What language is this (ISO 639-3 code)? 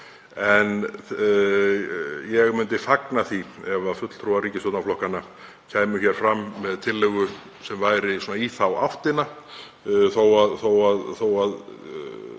isl